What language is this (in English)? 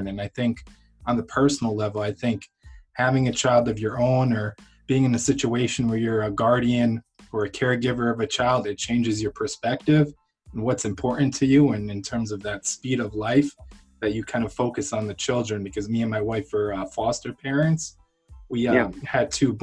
English